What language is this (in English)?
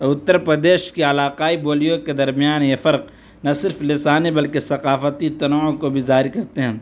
Urdu